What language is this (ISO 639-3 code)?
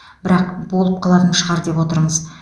kaz